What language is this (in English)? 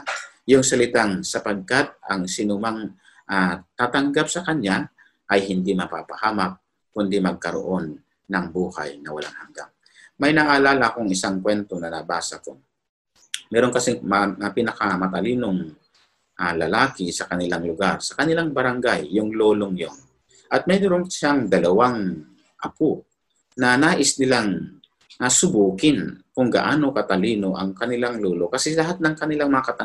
Filipino